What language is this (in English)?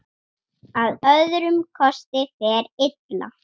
Icelandic